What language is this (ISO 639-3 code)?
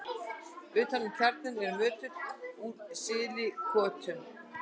isl